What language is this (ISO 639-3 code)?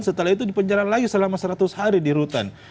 ind